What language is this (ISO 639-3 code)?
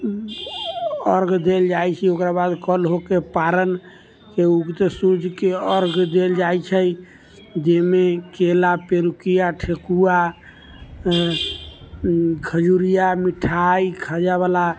mai